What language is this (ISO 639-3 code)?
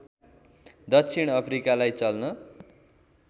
nep